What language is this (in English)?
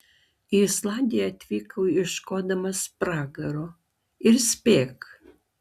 Lithuanian